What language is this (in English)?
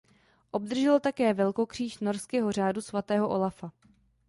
Czech